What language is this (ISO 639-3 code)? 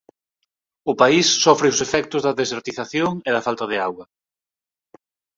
glg